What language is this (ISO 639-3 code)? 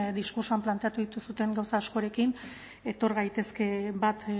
eus